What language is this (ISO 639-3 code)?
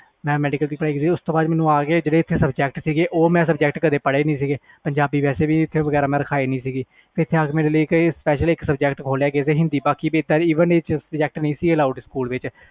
pan